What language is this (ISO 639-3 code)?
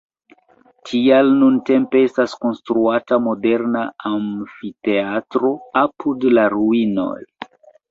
epo